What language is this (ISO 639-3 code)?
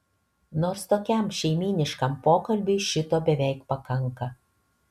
lit